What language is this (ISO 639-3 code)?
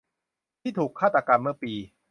tha